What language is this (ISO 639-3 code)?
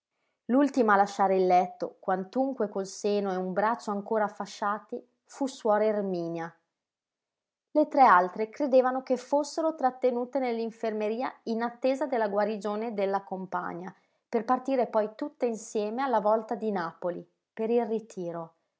ita